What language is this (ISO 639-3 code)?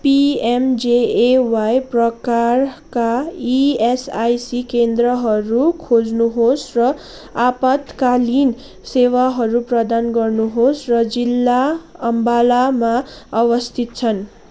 nep